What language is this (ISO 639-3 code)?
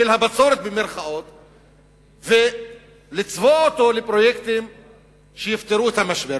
heb